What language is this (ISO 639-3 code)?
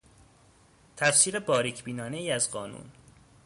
fas